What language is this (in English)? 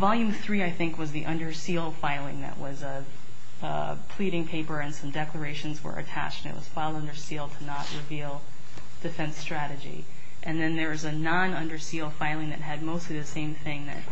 English